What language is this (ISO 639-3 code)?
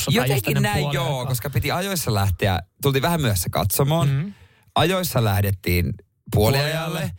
fin